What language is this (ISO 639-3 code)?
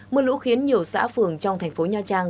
vie